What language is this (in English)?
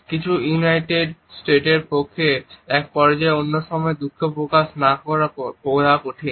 Bangla